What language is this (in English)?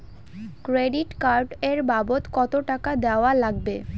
Bangla